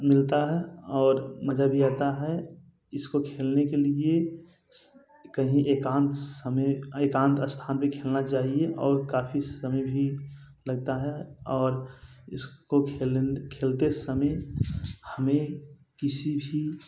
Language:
Hindi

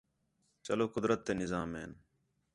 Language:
Khetrani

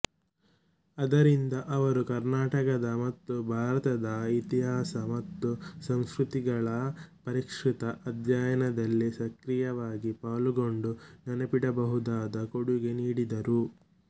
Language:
Kannada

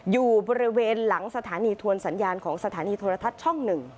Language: Thai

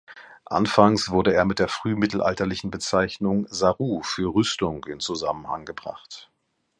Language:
German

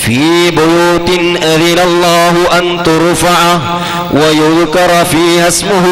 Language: Arabic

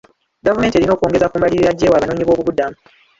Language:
Ganda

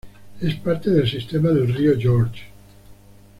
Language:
Spanish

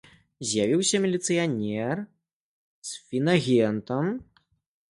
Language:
Belarusian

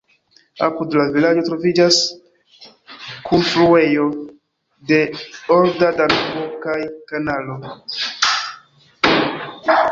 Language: Esperanto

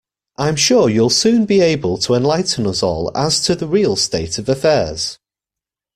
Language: English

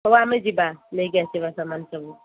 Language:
Odia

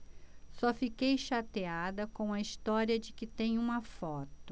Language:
Portuguese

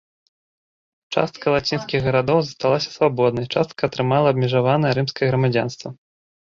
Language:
Belarusian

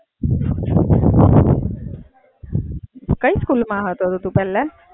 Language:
Gujarati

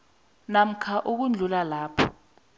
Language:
South Ndebele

